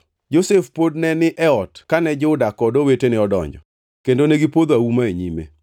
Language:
Luo (Kenya and Tanzania)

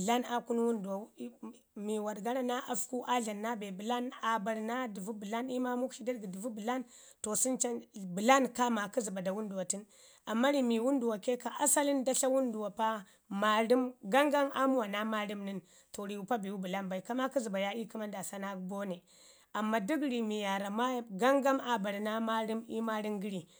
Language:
Ngizim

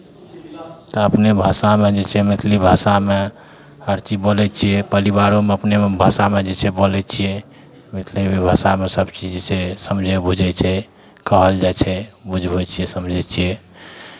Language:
Maithili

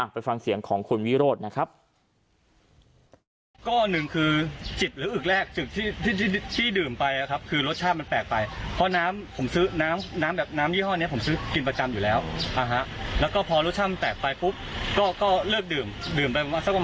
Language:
Thai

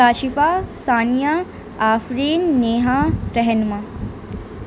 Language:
Urdu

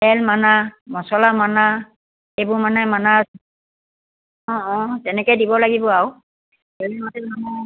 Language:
Assamese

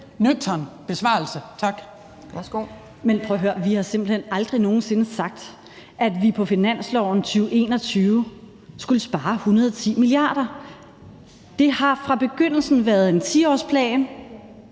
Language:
Danish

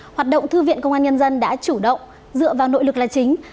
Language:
Vietnamese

